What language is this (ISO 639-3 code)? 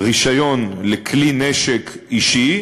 heb